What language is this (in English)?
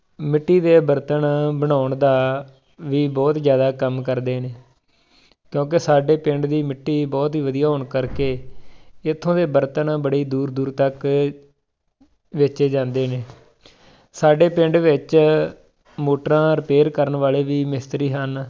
Punjabi